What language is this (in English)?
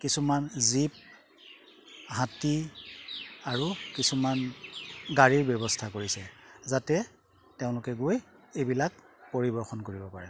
Assamese